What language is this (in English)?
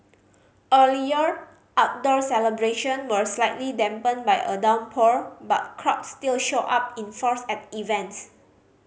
English